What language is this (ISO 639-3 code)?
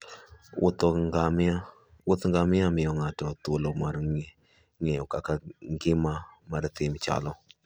luo